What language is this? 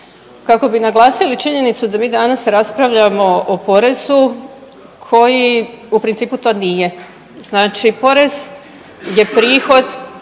Croatian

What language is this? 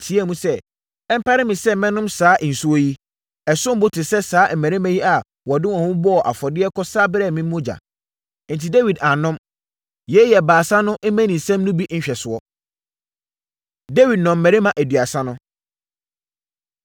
Akan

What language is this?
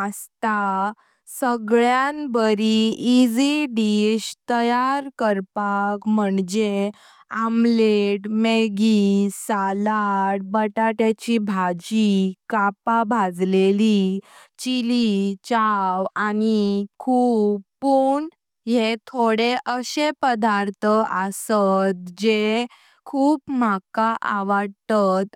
Konkani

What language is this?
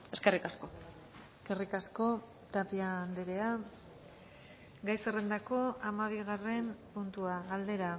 Basque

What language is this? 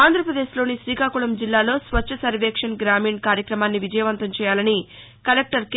Telugu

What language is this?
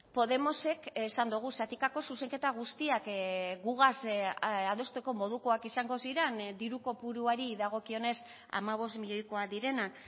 Basque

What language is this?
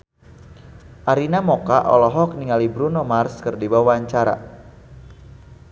Sundanese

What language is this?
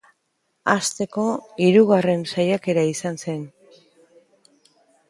Basque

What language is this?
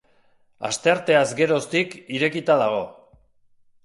Basque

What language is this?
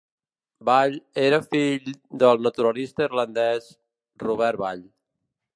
Catalan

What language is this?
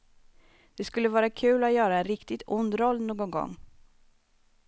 Swedish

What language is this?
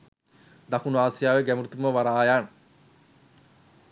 Sinhala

